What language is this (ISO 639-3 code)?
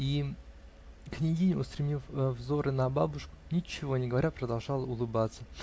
rus